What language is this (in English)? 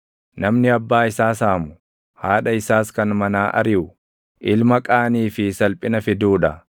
Oromo